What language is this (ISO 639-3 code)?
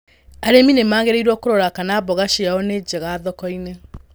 kik